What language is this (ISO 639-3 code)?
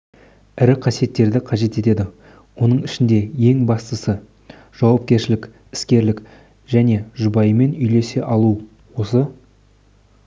kaz